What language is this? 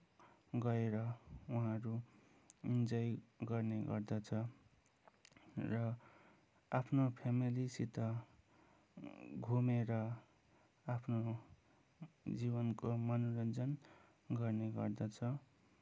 Nepali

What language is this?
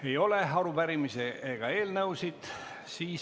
Estonian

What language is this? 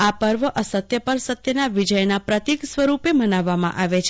Gujarati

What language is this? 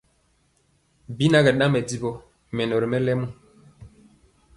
Mpiemo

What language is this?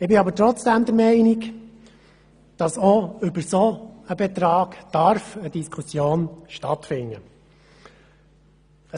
Swiss German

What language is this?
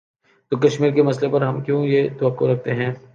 Urdu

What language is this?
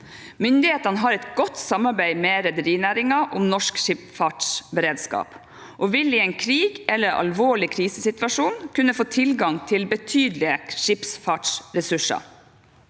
Norwegian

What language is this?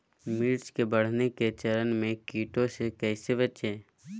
Magahi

